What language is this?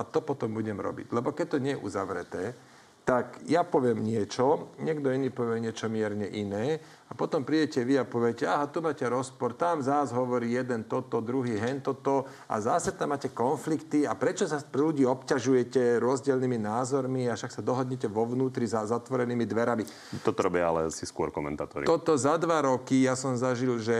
Slovak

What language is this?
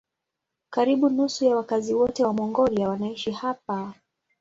Swahili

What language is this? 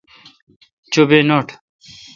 Kalkoti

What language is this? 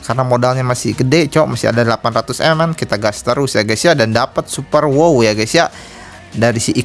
Indonesian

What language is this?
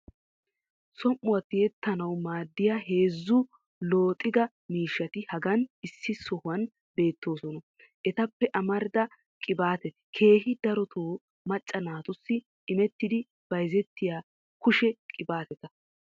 Wolaytta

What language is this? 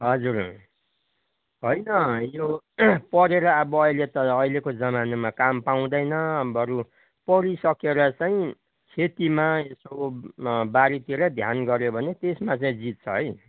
Nepali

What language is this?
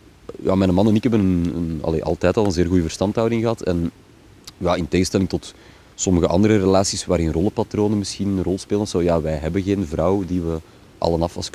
Dutch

